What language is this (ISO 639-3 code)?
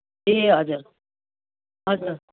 nep